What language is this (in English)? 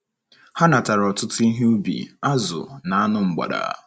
Igbo